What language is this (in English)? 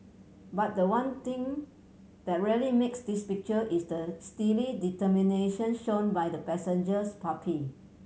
English